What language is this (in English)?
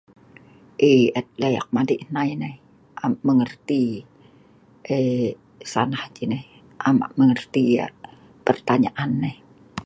Sa'ban